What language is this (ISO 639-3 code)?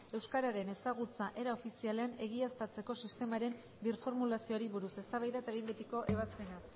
eus